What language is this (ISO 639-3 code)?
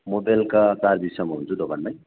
nep